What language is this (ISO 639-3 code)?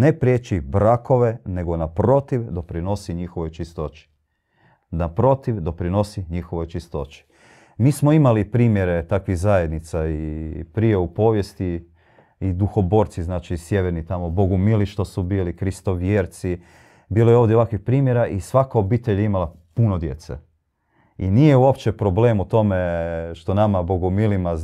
hrv